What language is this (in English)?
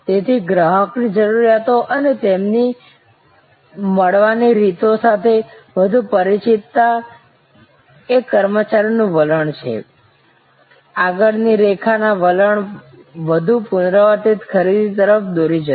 Gujarati